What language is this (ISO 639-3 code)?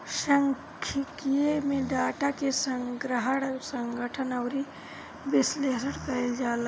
bho